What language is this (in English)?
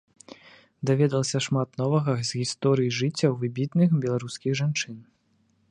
Belarusian